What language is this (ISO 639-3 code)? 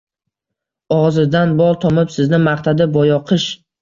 uzb